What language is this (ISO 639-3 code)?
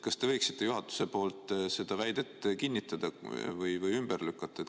est